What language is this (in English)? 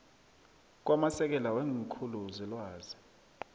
South Ndebele